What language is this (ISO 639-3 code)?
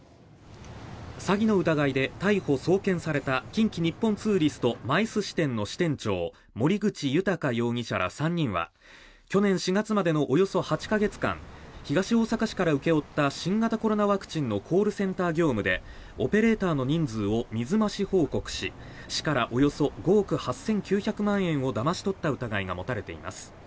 jpn